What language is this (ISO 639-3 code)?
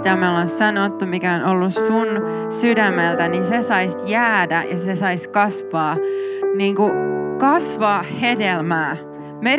fin